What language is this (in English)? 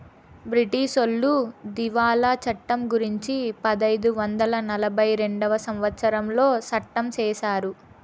Telugu